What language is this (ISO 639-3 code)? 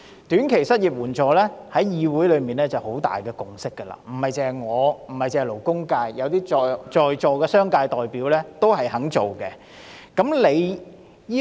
yue